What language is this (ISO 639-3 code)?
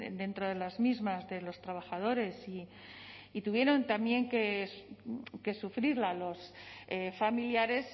spa